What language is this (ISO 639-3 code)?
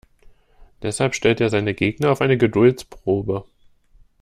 deu